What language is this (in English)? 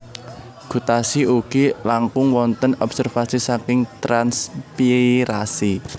Javanese